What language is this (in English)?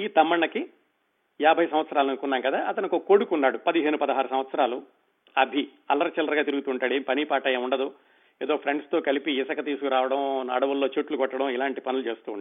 Telugu